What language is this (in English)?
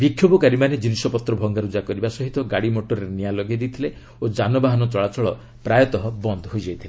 Odia